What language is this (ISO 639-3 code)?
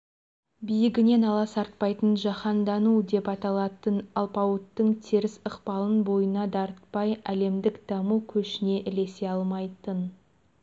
kaz